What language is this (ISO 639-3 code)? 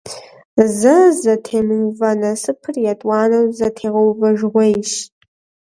kbd